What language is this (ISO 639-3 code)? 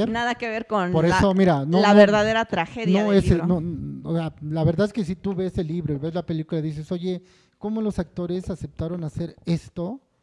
spa